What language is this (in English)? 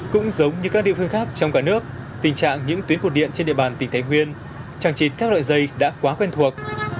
Vietnamese